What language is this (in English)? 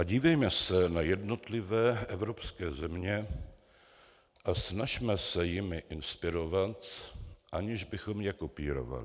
Czech